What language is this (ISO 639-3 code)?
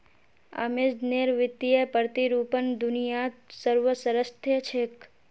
mag